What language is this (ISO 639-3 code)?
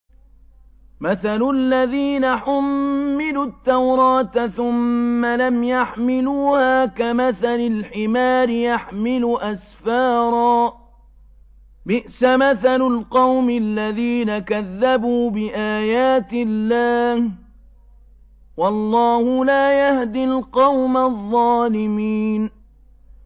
ara